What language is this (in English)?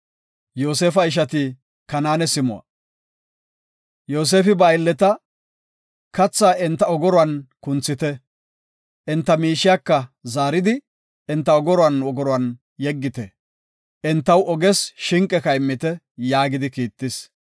Gofa